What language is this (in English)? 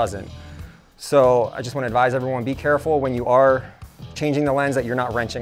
English